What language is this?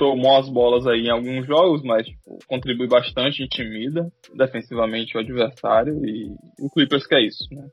Portuguese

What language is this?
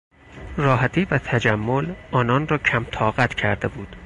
Persian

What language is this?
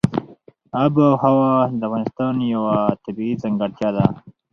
Pashto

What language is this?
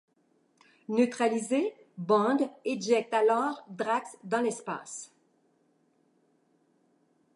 French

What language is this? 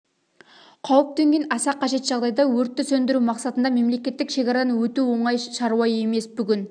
Kazakh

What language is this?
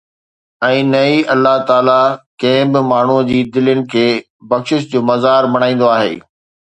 Sindhi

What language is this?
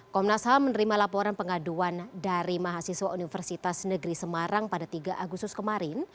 Indonesian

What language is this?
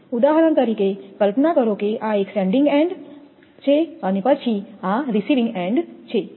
Gujarati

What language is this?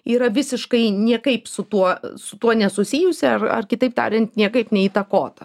Lithuanian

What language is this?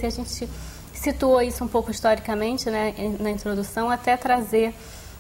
Portuguese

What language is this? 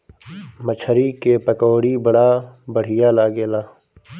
Bhojpuri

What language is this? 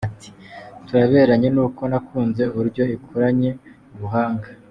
Kinyarwanda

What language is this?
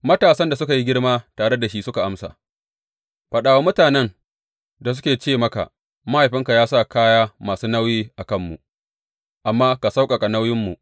Hausa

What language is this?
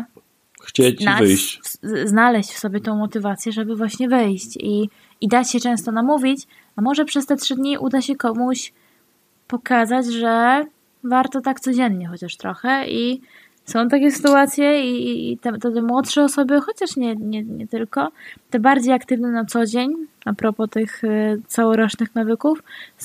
Polish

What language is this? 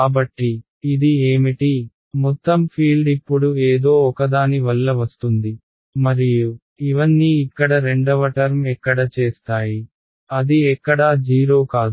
Telugu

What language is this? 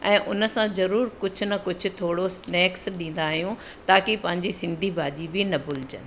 Sindhi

